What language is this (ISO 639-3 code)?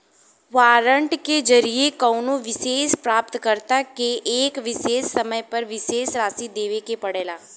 bho